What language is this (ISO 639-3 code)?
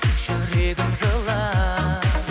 kaz